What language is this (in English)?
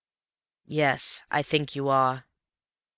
English